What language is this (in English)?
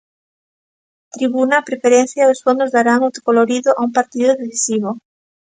Galician